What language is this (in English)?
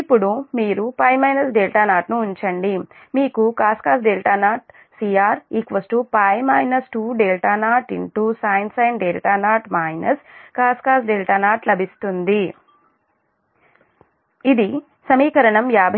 Telugu